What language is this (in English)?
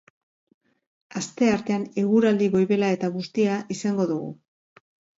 Basque